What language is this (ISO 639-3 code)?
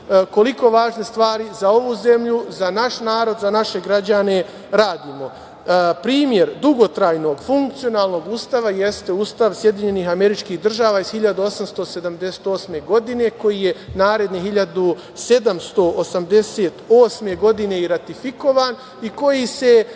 srp